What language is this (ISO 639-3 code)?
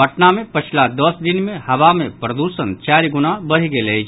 mai